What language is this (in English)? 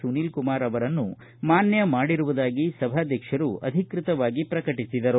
Kannada